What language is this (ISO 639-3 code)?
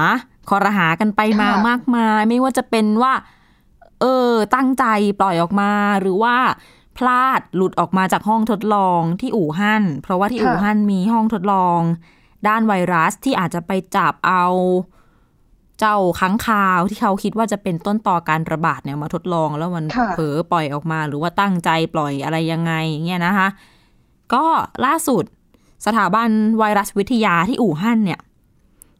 tha